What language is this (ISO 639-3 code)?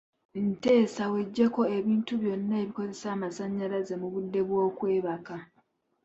lug